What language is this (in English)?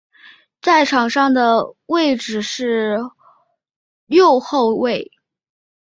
Chinese